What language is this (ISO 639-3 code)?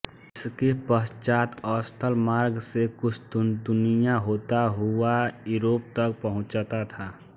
hin